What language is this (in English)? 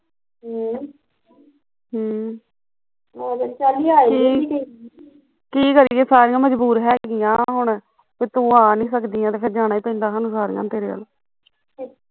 Punjabi